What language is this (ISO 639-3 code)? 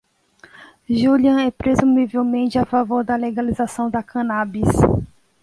por